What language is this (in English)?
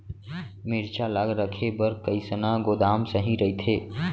Chhattisgarhi